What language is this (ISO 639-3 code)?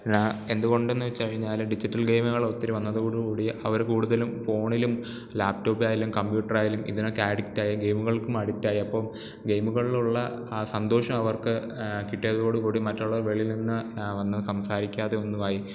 mal